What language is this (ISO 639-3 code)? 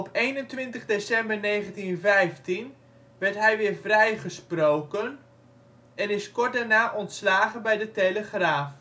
nld